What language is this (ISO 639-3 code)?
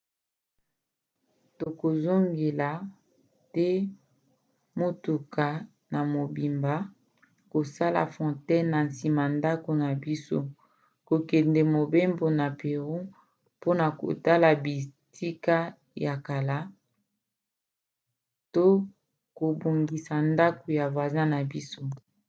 lin